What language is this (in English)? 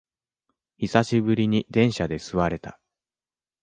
Japanese